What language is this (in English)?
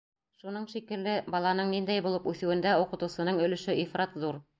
Bashkir